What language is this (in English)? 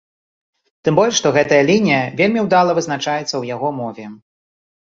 Belarusian